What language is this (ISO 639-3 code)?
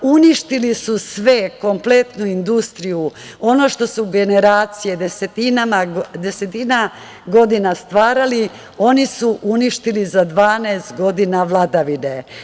srp